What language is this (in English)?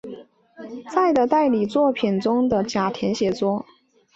Chinese